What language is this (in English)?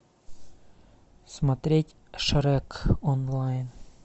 Russian